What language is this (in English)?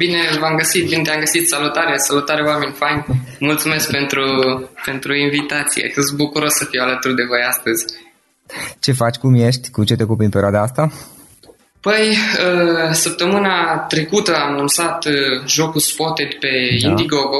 Romanian